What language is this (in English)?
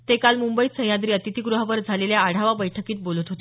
Marathi